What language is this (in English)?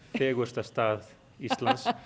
Icelandic